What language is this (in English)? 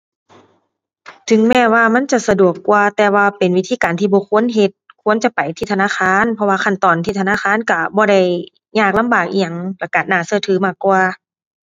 Thai